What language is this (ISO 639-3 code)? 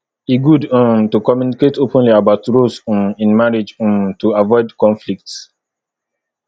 pcm